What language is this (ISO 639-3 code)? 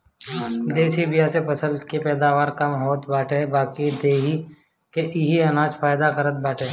bho